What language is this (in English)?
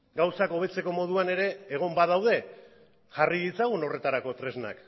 Basque